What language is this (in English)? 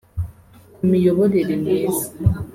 Kinyarwanda